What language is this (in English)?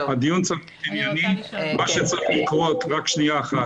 Hebrew